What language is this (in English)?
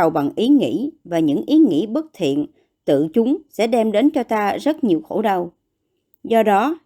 Vietnamese